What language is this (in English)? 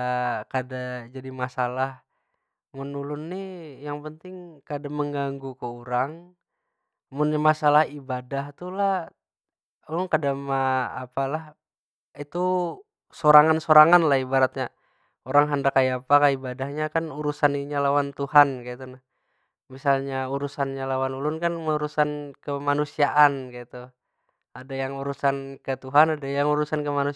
Banjar